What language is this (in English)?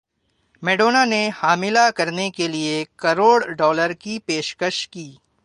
Urdu